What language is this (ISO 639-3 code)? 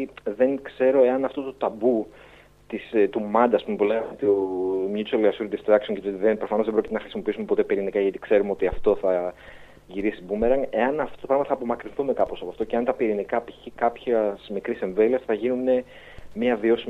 ell